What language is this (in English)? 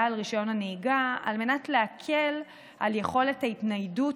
Hebrew